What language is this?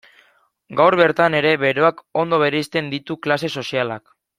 Basque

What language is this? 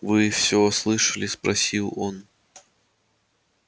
Russian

